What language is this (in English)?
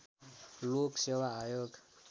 Nepali